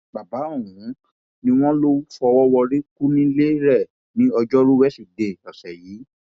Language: Yoruba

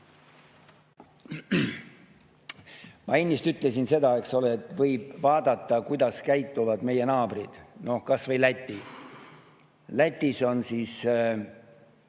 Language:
Estonian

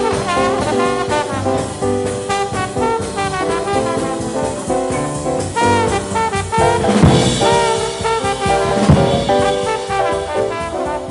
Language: Hebrew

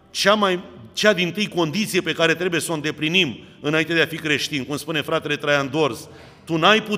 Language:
Romanian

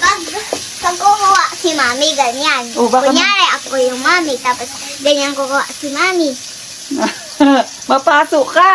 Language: Filipino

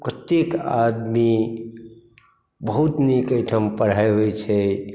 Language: Maithili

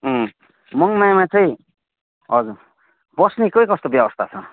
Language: Nepali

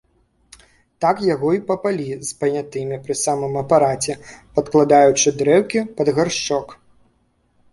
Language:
Belarusian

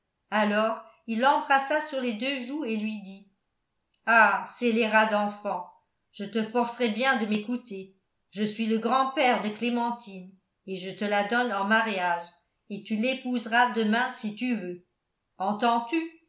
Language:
French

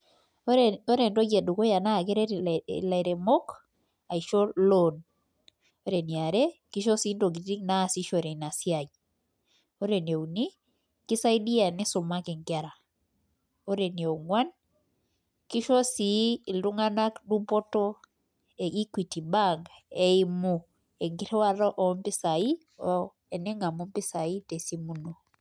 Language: Masai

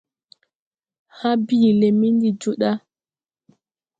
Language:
Tupuri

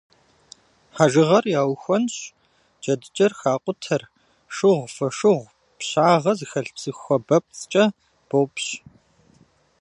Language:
Kabardian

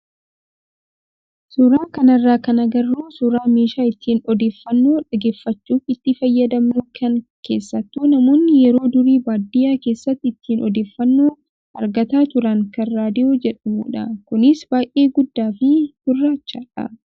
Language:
Oromo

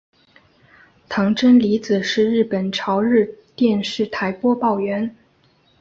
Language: Chinese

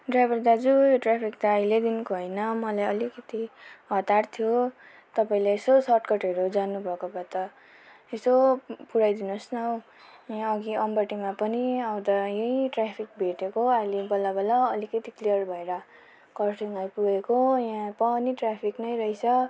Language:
Nepali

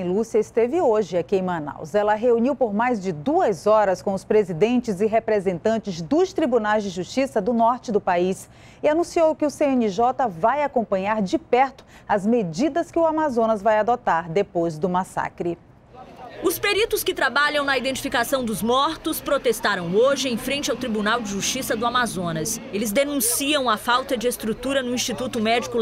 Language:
Portuguese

